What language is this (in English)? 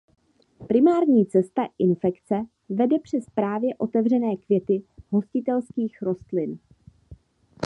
Czech